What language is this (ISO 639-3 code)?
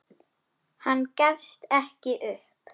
isl